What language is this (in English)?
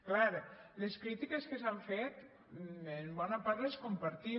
Catalan